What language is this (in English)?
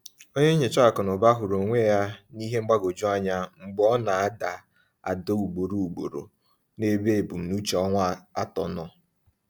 Igbo